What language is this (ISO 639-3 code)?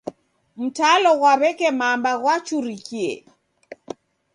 dav